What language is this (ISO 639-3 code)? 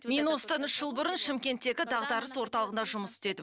kaz